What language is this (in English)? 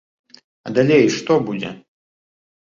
Belarusian